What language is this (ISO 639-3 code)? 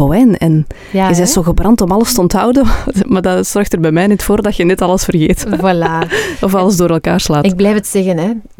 nld